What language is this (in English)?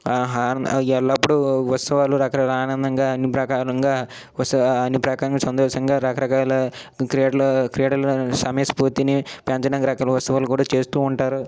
Telugu